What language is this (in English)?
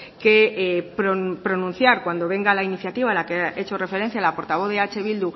Spanish